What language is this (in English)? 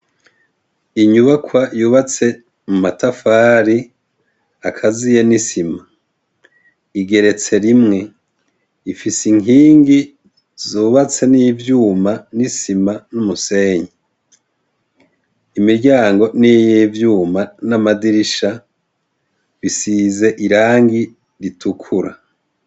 Rundi